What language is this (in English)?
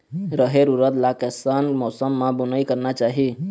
Chhattisgarhi